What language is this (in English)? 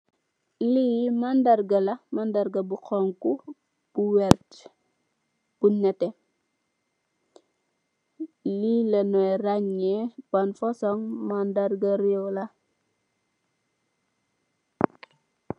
Wolof